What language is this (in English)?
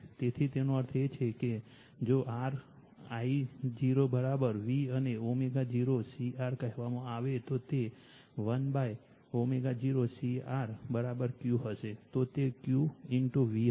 Gujarati